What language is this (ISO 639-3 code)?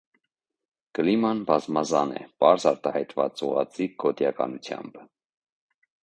hye